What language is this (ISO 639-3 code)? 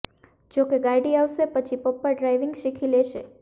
guj